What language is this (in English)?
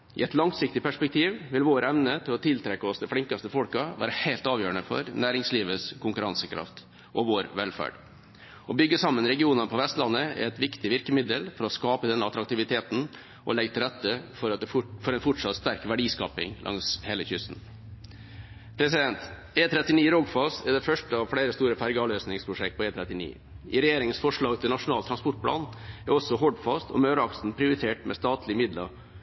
Norwegian Bokmål